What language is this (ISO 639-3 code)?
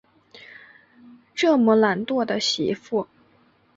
zho